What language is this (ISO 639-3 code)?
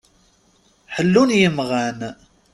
kab